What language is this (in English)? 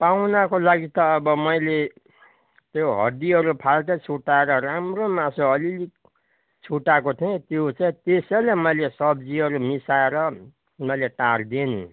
Nepali